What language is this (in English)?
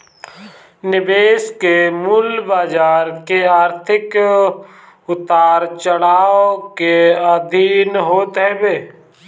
Bhojpuri